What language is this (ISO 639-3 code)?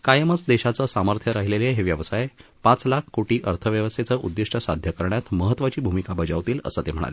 mar